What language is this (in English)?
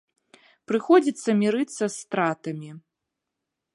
Belarusian